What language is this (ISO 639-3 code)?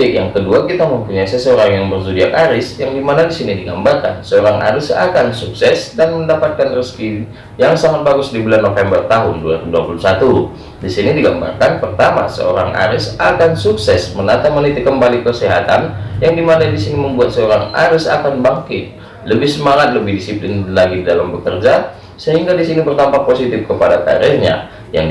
ind